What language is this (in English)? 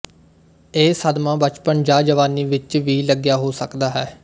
Punjabi